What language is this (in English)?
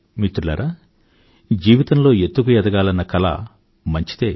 Telugu